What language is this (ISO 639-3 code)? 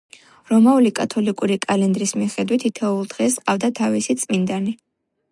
kat